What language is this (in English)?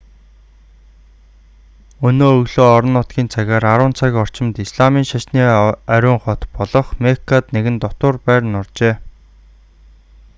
Mongolian